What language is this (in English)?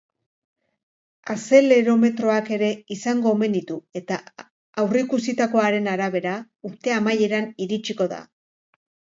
Basque